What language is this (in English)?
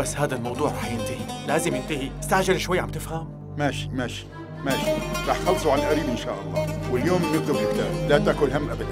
Arabic